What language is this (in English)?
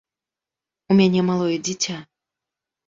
Belarusian